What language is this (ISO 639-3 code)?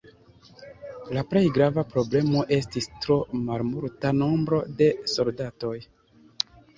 epo